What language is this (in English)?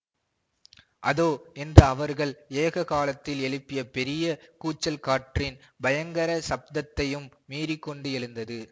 Tamil